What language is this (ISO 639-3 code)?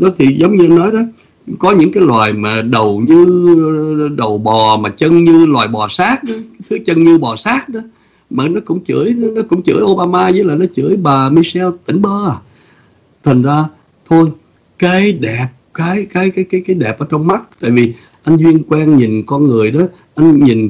vie